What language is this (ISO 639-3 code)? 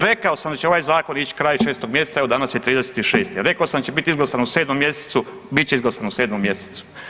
hrv